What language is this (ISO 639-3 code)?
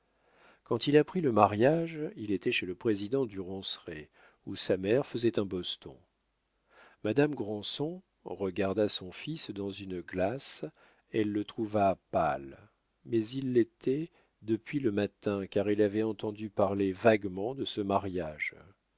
fra